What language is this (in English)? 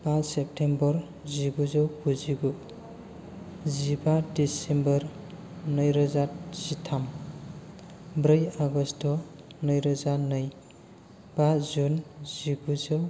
Bodo